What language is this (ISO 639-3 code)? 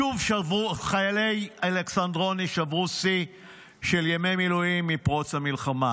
heb